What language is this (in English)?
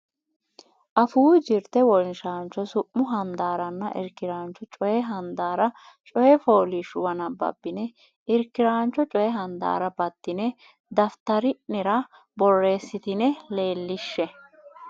Sidamo